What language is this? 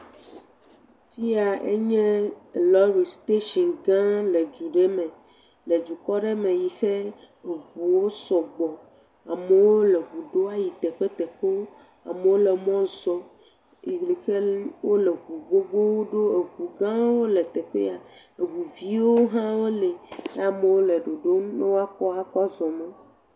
Ewe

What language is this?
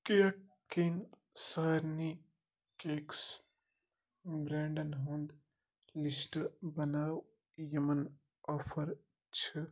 Kashmiri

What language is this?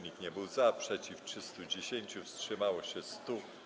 Polish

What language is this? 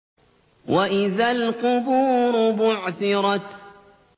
Arabic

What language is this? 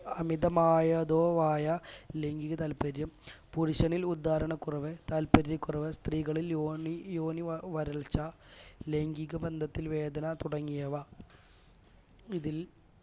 Malayalam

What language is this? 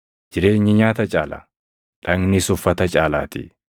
Oromo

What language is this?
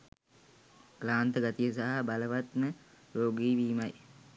Sinhala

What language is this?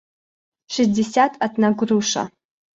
Russian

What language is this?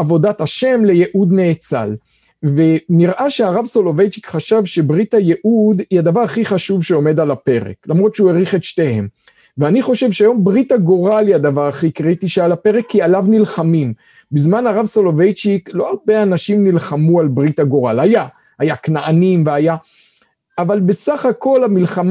Hebrew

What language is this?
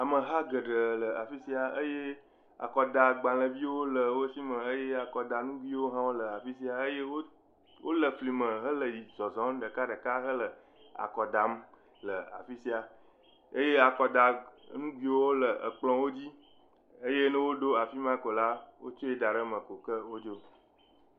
Ewe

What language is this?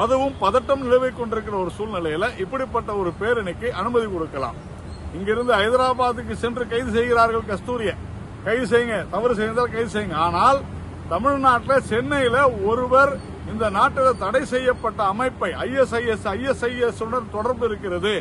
Tamil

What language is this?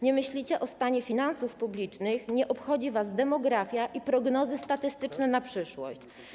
Polish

